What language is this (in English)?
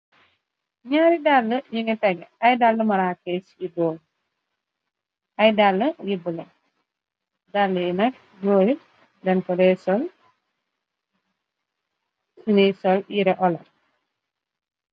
Wolof